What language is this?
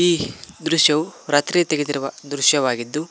Kannada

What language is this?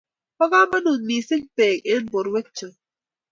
Kalenjin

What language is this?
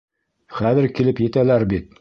Bashkir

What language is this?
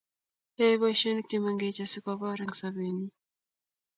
Kalenjin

